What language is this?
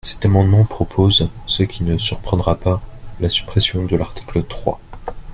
French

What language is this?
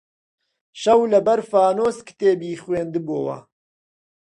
Central Kurdish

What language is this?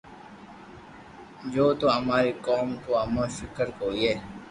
Loarki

